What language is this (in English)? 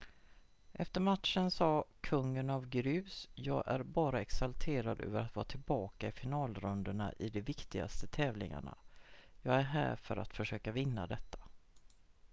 Swedish